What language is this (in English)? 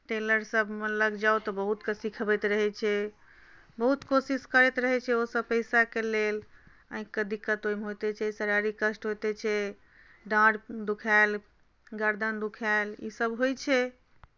Maithili